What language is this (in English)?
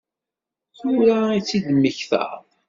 Kabyle